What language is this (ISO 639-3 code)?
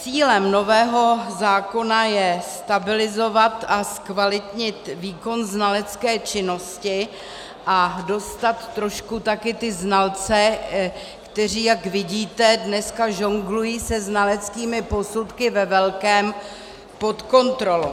ces